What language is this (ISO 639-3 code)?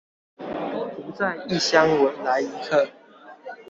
zho